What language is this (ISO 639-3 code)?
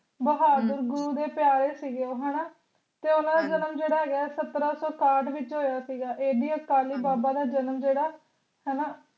pan